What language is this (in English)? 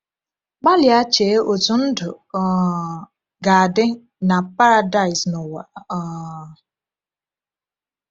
Igbo